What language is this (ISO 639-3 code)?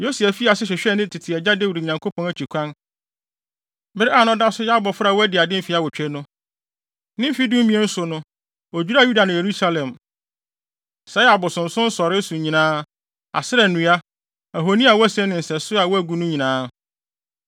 aka